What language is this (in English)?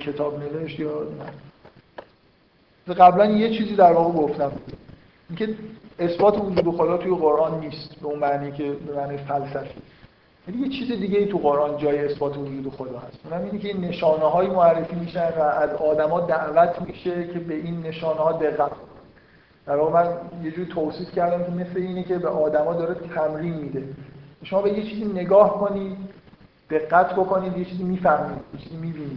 Persian